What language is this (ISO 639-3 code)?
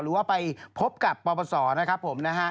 tha